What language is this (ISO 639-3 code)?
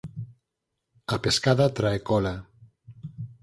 glg